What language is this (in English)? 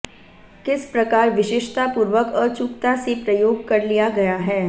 Hindi